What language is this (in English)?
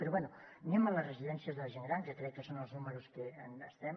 Catalan